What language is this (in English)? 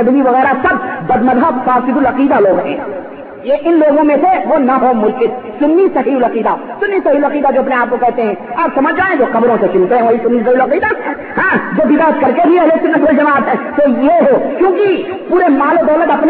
Urdu